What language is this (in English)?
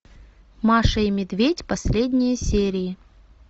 Russian